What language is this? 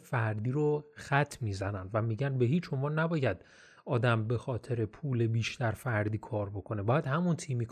Persian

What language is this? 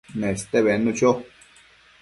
Matsés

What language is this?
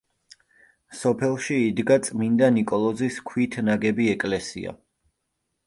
Georgian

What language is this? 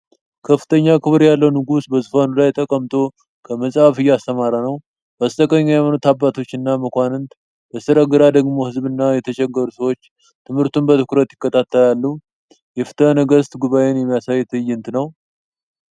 Amharic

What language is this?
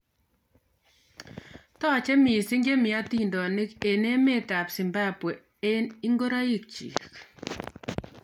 Kalenjin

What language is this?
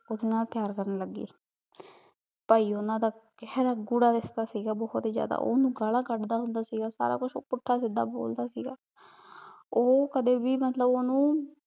Punjabi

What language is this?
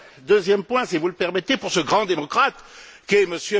French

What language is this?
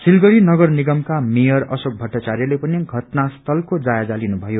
Nepali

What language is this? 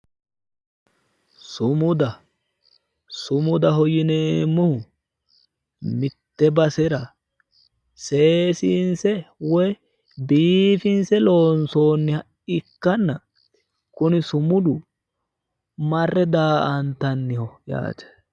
Sidamo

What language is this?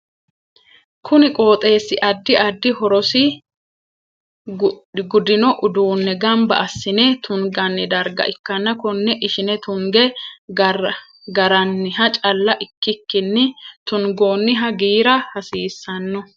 Sidamo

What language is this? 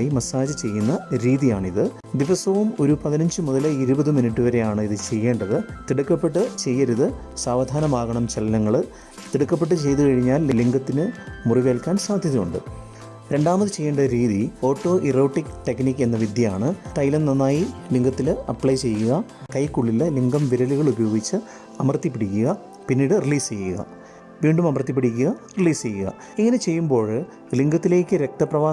Malayalam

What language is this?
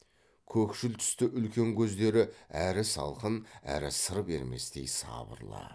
Kazakh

